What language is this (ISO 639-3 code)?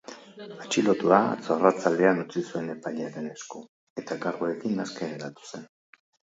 eus